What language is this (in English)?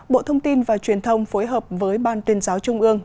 Vietnamese